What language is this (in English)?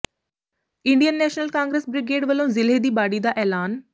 Punjabi